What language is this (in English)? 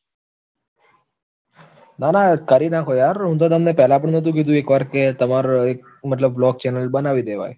Gujarati